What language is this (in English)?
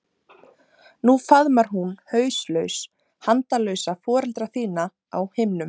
Icelandic